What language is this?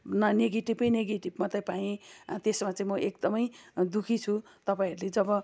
Nepali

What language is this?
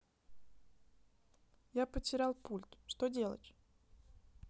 Russian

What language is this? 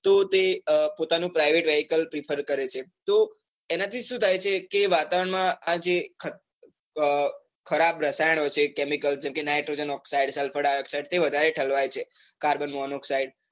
Gujarati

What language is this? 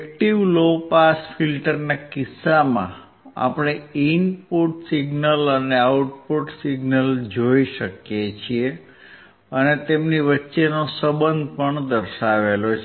Gujarati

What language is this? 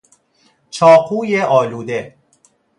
Persian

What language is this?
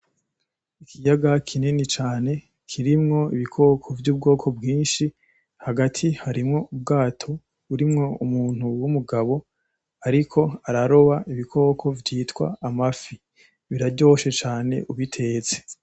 Rundi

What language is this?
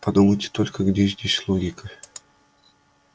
Russian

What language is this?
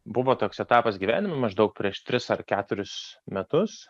Lithuanian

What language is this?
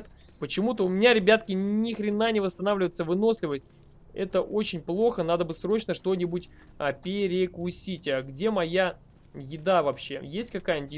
Russian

